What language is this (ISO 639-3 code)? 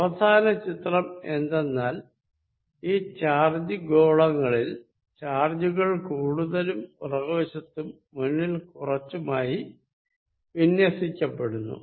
mal